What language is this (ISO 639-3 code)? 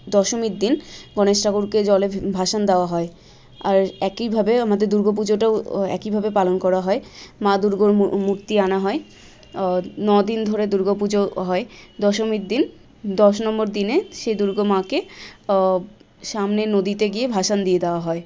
ben